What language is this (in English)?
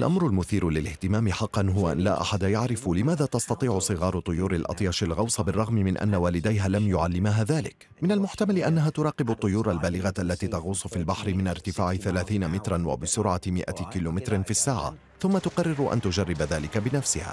Arabic